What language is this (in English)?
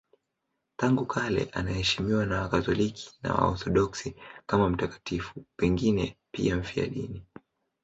Swahili